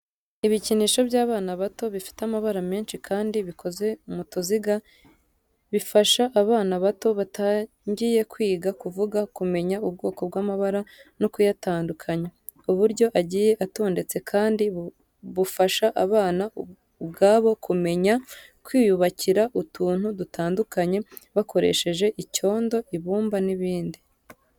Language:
Kinyarwanda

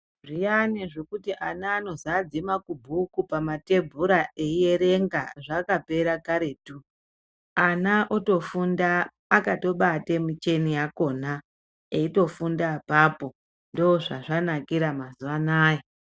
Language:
Ndau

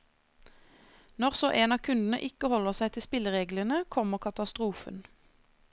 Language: Norwegian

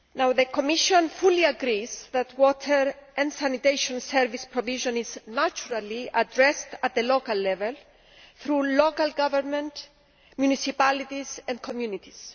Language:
English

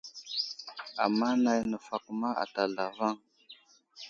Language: Wuzlam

